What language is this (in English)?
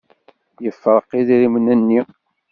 Kabyle